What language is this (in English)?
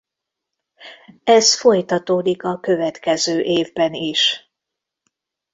Hungarian